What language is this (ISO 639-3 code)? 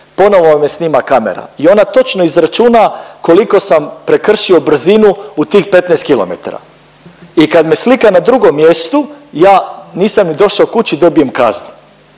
hrv